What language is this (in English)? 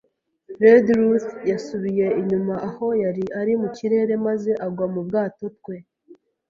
Kinyarwanda